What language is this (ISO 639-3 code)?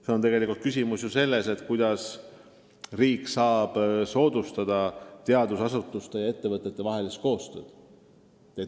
est